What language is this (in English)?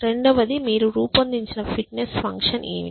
Telugu